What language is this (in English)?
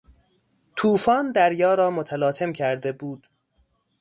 Persian